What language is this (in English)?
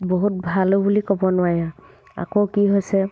Assamese